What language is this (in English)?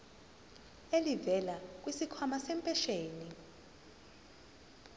Zulu